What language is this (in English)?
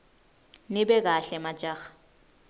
Swati